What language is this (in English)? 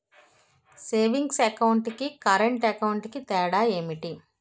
Telugu